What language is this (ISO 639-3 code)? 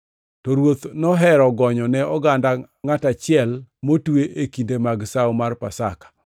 luo